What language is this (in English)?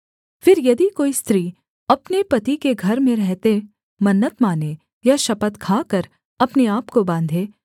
Hindi